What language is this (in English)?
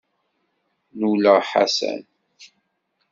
Kabyle